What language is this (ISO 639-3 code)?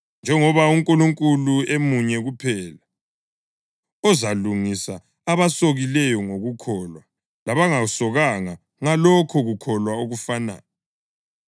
nde